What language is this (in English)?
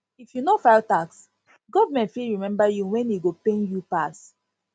Nigerian Pidgin